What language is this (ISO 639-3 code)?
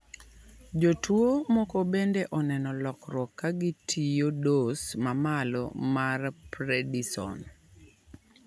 luo